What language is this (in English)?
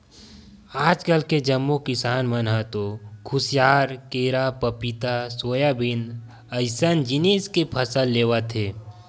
Chhattisgarhi